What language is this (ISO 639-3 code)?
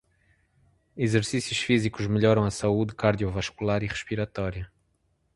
por